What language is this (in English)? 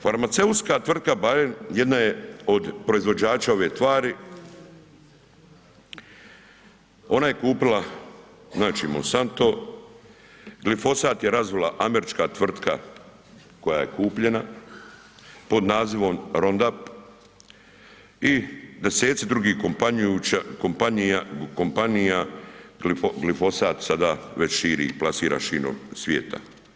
Croatian